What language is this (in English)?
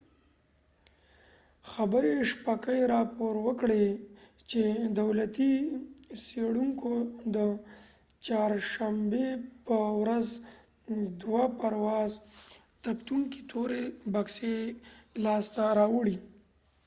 Pashto